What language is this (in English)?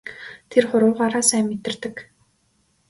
Mongolian